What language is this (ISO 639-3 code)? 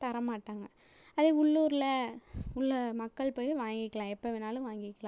tam